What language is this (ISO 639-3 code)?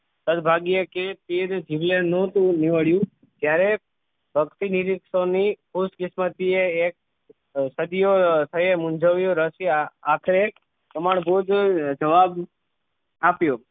guj